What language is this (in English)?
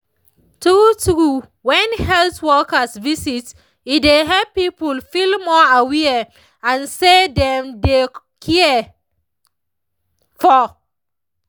Nigerian Pidgin